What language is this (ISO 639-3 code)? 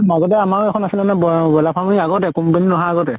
asm